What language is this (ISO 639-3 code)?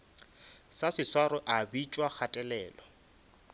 nso